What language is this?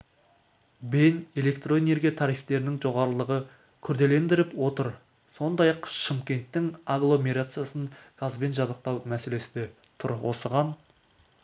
Kazakh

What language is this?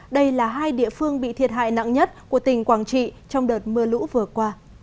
Vietnamese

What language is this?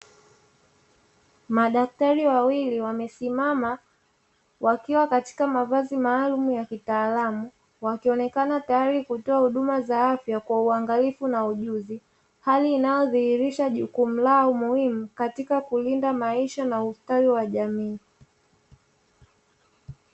Swahili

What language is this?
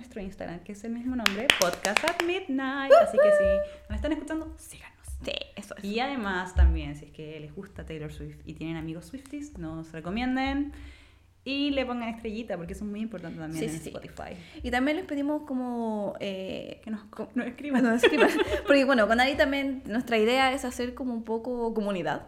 Spanish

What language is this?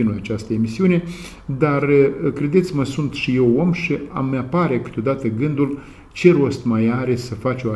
Romanian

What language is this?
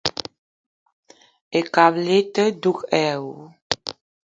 Eton (Cameroon)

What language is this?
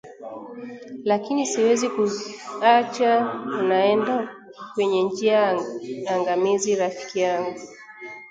Swahili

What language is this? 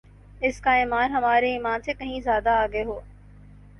Urdu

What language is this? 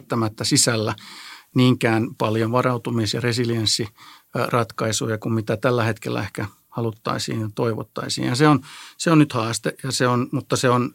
Finnish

